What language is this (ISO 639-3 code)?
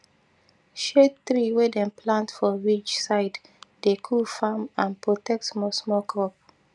pcm